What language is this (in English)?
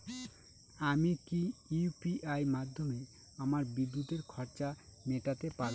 Bangla